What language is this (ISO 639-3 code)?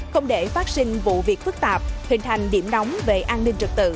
vie